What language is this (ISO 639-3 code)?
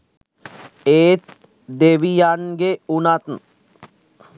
sin